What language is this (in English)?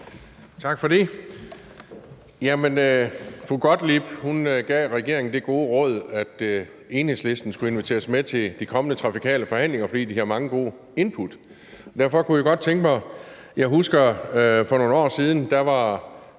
Danish